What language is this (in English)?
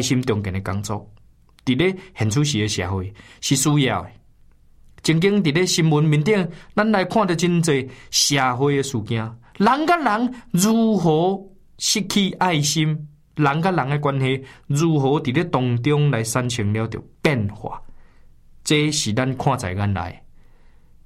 Chinese